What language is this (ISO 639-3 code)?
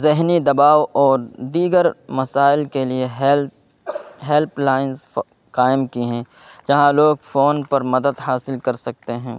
urd